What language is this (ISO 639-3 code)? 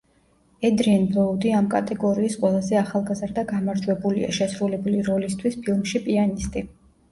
kat